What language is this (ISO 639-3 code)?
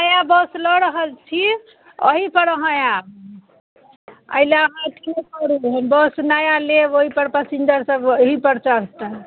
mai